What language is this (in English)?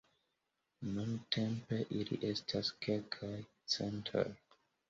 Esperanto